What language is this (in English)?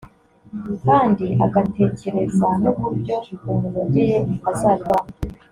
Kinyarwanda